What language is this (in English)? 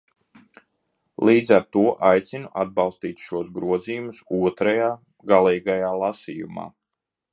Latvian